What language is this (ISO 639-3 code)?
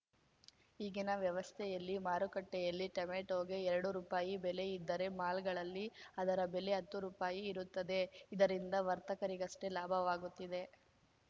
kan